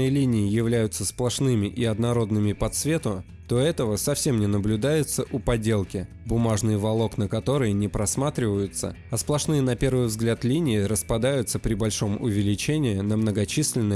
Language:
Russian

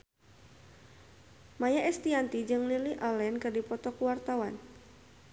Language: Sundanese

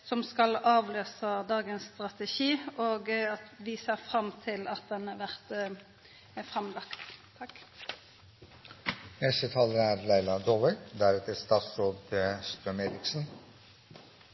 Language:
Norwegian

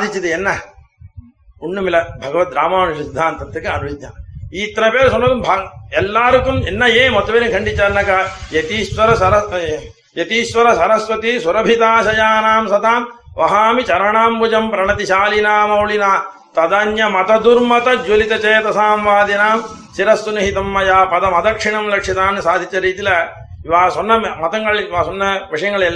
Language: Tamil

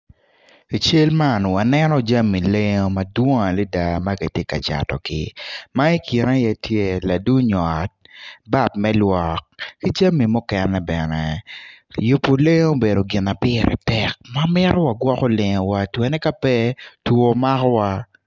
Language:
Acoli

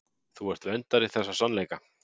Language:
Icelandic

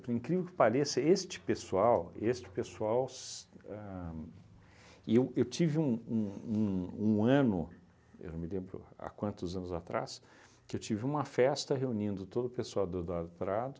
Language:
Portuguese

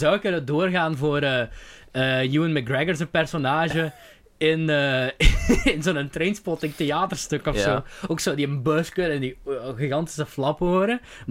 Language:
Dutch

